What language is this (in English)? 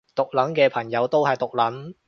Cantonese